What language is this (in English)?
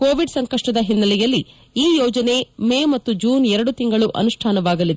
Kannada